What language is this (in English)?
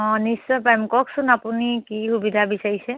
Assamese